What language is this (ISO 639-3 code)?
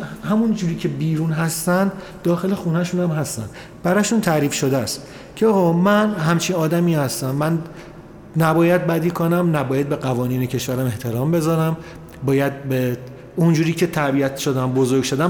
fas